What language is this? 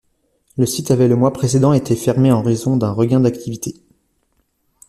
French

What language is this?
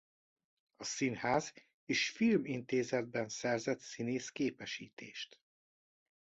Hungarian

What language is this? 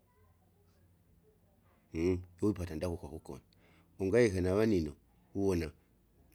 Kinga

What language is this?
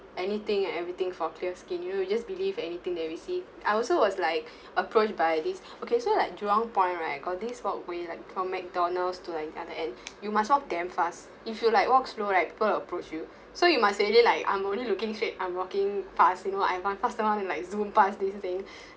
English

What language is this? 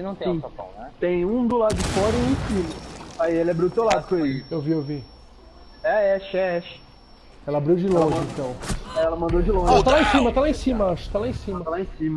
Portuguese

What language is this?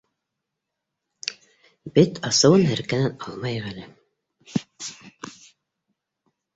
Bashkir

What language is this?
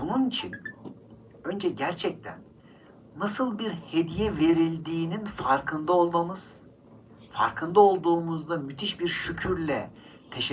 Turkish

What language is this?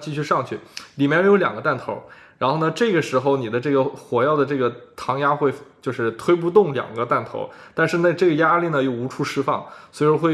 Chinese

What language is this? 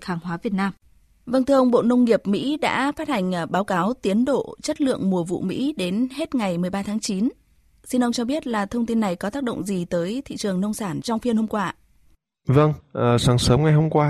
Vietnamese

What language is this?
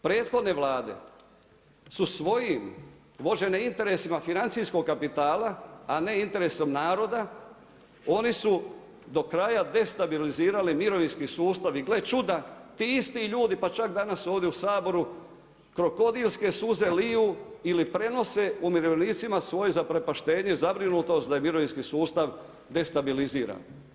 Croatian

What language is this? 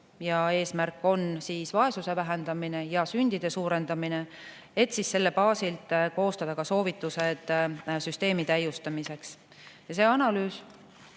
Estonian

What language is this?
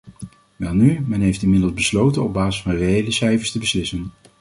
Dutch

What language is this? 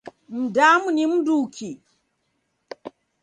Taita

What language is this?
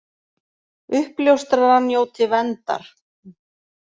Icelandic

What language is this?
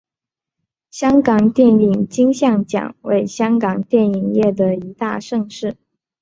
Chinese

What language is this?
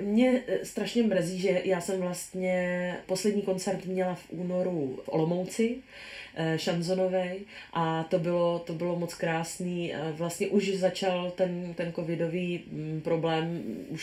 Czech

